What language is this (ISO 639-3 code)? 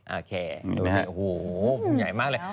tha